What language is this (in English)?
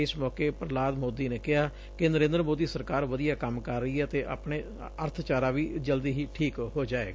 Punjabi